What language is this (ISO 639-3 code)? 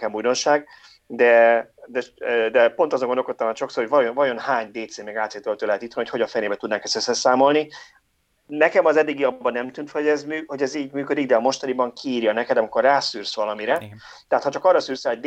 hun